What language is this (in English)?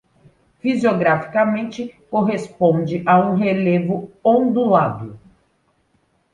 Portuguese